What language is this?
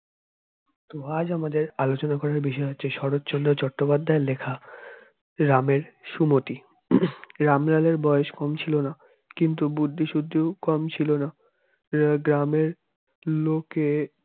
Bangla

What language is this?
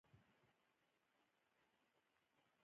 Pashto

